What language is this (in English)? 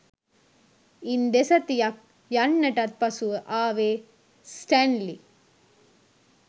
Sinhala